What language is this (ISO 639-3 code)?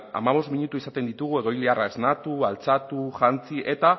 eus